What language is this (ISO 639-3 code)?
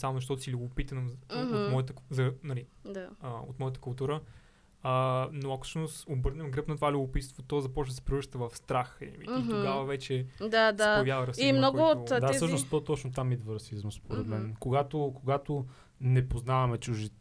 bul